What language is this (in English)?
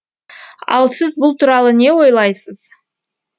Kazakh